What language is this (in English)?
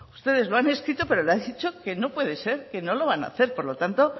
Spanish